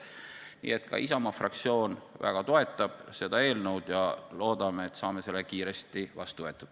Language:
Estonian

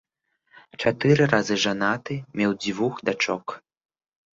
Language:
Belarusian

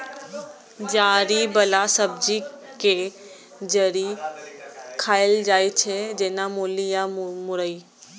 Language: Maithili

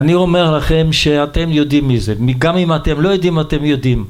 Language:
Hebrew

